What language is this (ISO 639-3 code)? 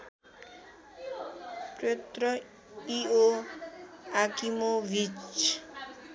nep